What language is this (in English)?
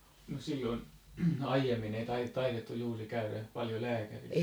Finnish